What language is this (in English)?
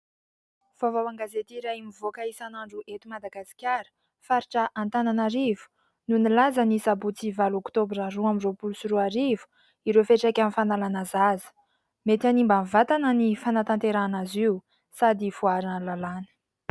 Malagasy